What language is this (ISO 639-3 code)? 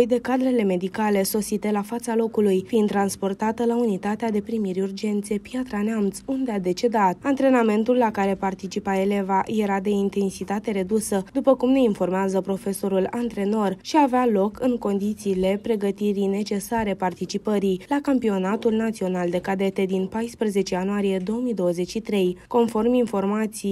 ron